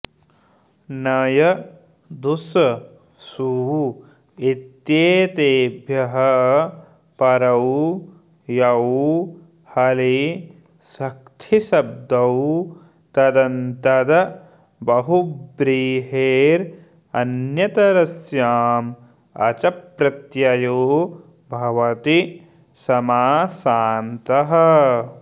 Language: Sanskrit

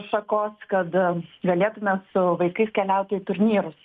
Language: Lithuanian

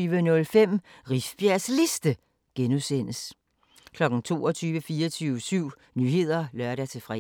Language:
Danish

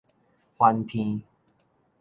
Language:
Min Nan Chinese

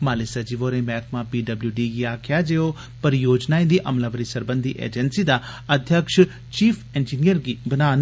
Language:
Dogri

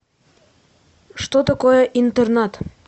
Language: Russian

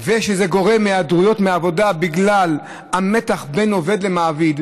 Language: Hebrew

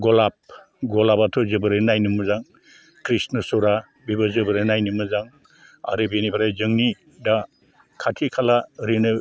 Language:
Bodo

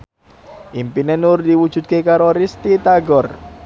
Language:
Javanese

